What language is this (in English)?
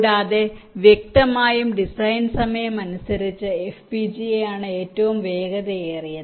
Malayalam